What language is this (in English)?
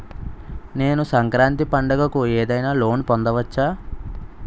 Telugu